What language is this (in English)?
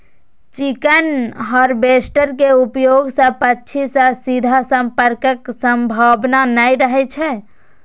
Maithili